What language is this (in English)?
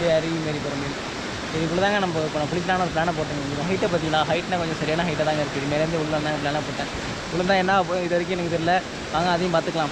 Indonesian